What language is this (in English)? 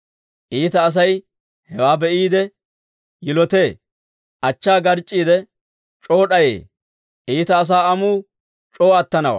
Dawro